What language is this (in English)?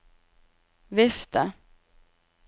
Norwegian